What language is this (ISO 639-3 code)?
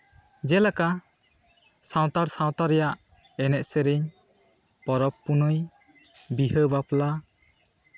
sat